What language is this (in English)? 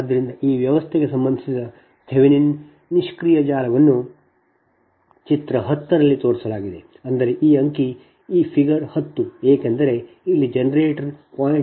Kannada